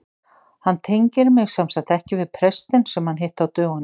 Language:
Icelandic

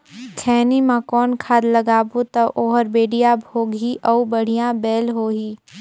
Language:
Chhattisgarhi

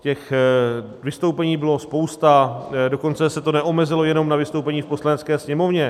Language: Czech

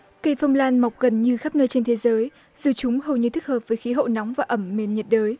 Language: Vietnamese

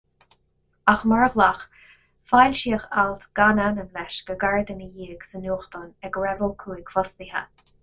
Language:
Irish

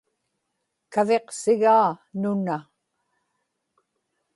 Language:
Inupiaq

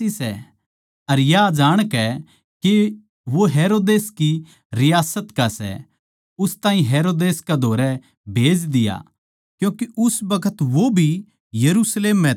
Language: Haryanvi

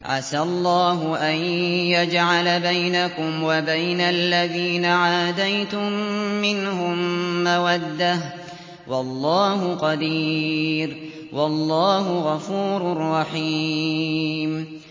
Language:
Arabic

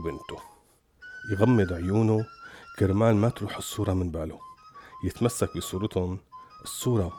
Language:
Arabic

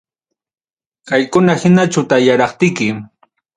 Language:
Ayacucho Quechua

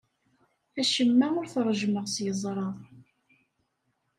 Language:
Kabyle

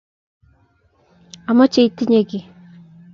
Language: Kalenjin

